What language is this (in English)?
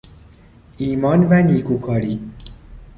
Persian